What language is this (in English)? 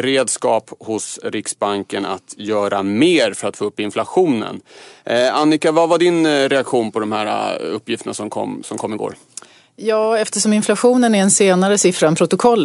Swedish